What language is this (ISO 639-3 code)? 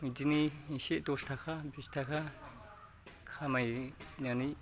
brx